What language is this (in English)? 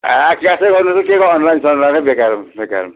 Nepali